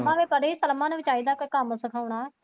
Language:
Punjabi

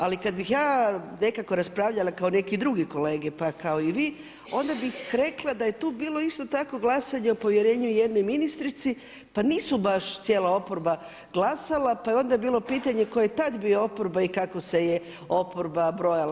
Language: Croatian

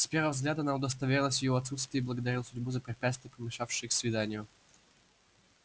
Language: Russian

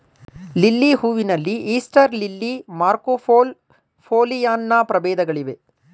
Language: Kannada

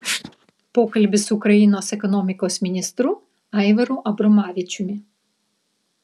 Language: Lithuanian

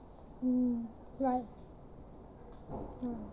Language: English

